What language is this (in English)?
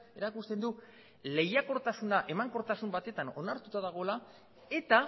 Basque